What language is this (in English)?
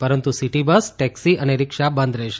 Gujarati